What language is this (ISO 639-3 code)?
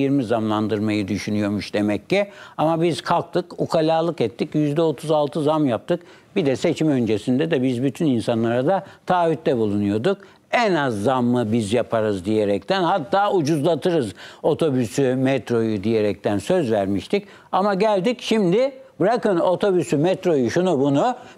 tur